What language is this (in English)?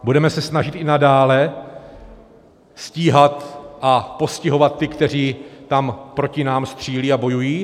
Czech